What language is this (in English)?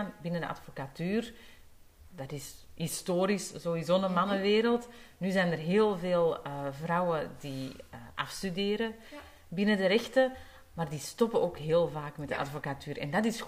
Dutch